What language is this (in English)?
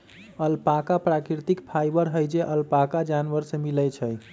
Magahi